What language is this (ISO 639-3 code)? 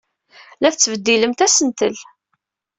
kab